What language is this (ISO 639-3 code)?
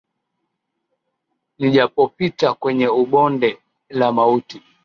swa